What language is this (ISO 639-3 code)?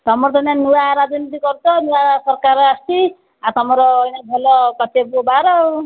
ori